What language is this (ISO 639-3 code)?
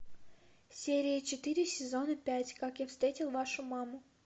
rus